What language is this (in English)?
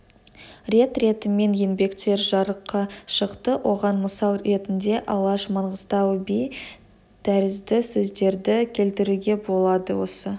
Kazakh